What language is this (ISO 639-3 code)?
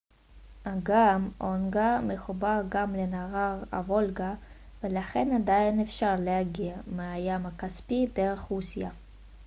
heb